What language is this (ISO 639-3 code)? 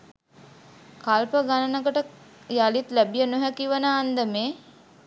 sin